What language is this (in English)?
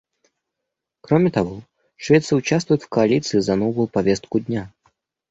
Russian